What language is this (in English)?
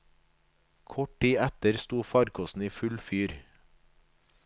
Norwegian